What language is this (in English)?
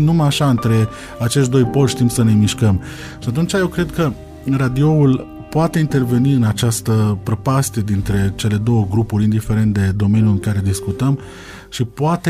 Romanian